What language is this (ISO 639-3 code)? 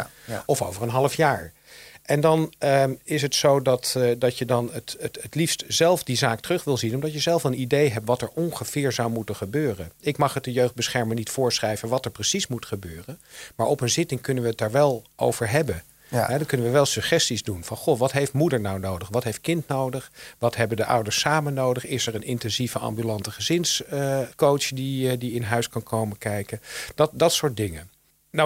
nld